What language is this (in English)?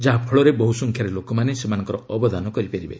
Odia